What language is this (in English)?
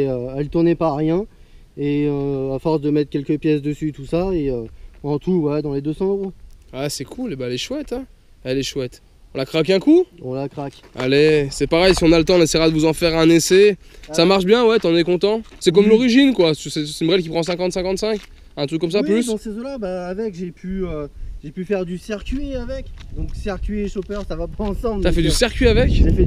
French